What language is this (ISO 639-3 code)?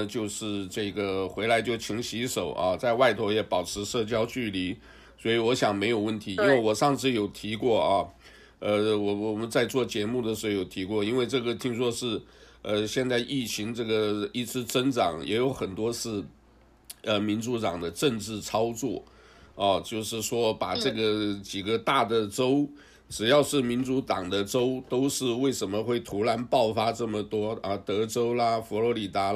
zho